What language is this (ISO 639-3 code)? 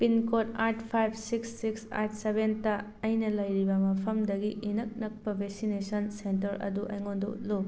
mni